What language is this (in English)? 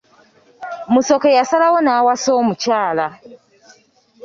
Ganda